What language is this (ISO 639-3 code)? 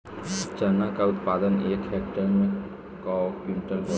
bho